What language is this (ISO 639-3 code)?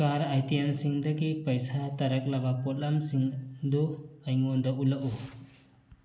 mni